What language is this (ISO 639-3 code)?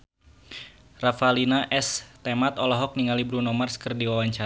sun